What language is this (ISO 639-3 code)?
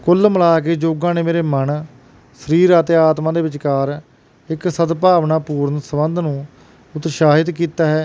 pan